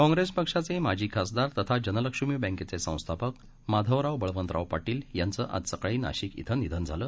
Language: Marathi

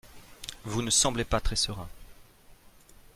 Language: French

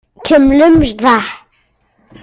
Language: Kabyle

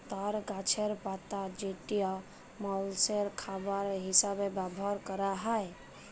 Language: Bangla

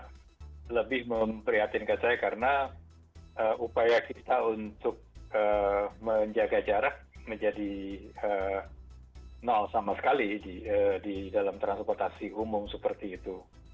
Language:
Indonesian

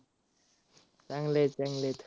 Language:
Marathi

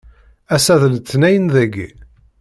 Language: Kabyle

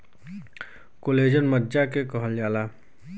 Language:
Bhojpuri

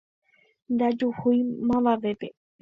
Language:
Guarani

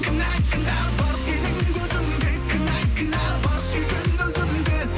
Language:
Kazakh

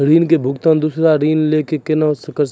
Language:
Maithili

